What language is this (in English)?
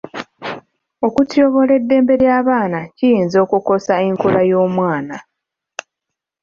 Ganda